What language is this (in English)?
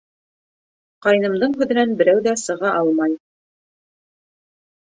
Bashkir